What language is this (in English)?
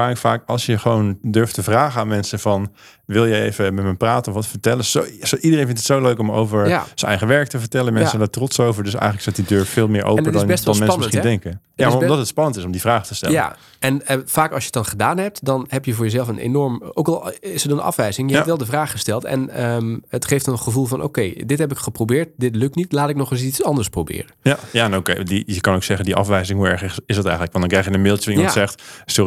Dutch